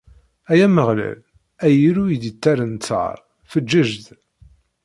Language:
Kabyle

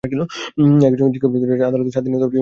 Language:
Bangla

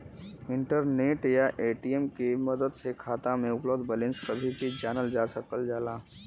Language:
Bhojpuri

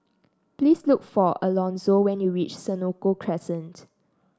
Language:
English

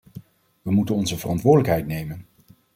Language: Dutch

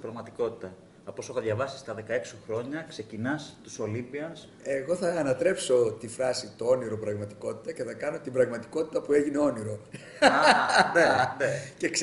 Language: Greek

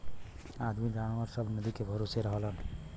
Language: Bhojpuri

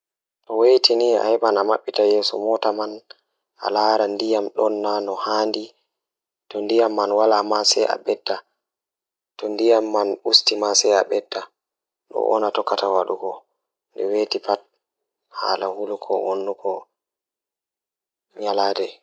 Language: Fula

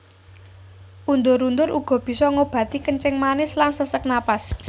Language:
Javanese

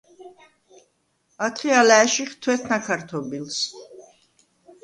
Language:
Svan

